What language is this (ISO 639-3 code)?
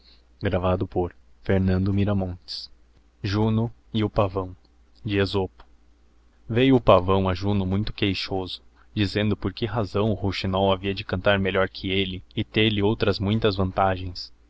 por